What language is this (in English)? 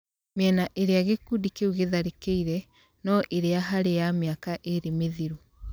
Kikuyu